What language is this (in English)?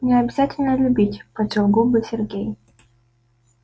Russian